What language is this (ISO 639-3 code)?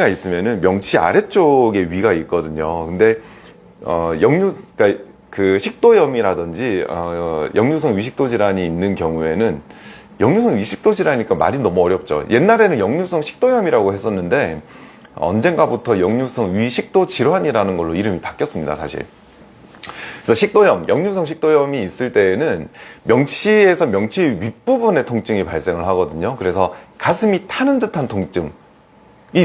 kor